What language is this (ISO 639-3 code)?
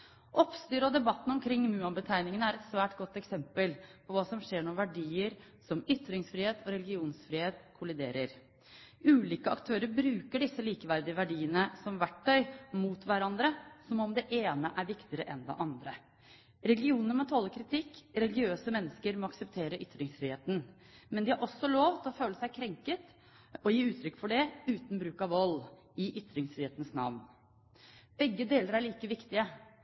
nob